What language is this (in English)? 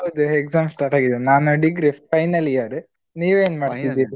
Kannada